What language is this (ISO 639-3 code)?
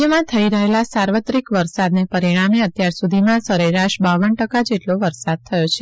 guj